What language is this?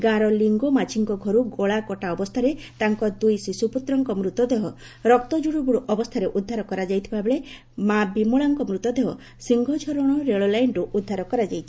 Odia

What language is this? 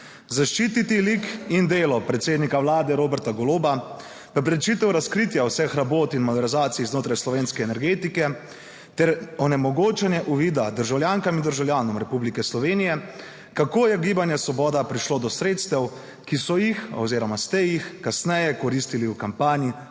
Slovenian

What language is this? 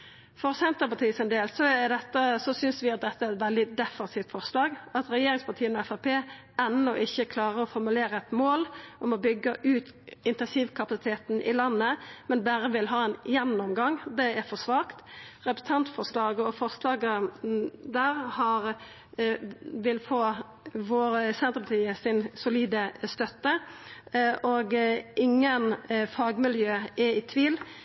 Norwegian Nynorsk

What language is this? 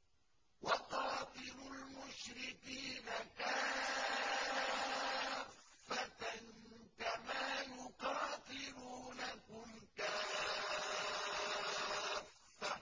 Arabic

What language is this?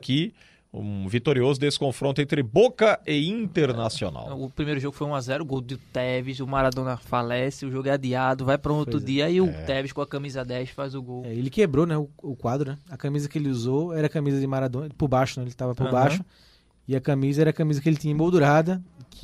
Portuguese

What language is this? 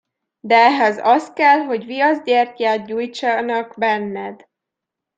Hungarian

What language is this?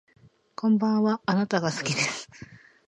Japanese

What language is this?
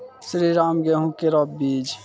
Maithili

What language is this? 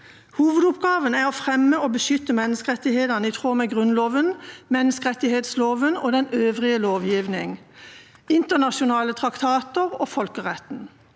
Norwegian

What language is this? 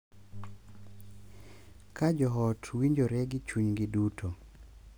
Luo (Kenya and Tanzania)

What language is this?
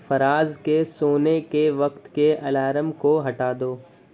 Urdu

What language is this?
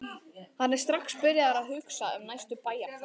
Icelandic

